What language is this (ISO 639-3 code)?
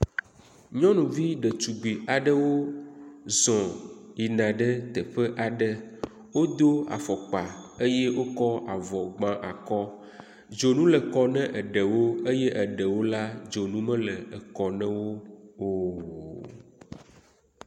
ewe